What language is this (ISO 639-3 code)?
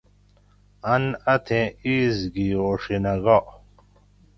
gwc